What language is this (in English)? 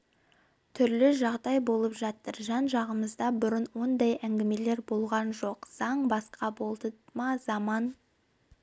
Kazakh